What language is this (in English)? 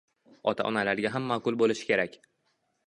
Uzbek